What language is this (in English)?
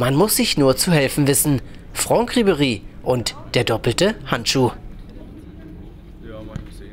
German